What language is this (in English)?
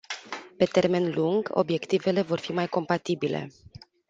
Romanian